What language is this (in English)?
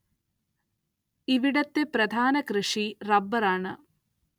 Malayalam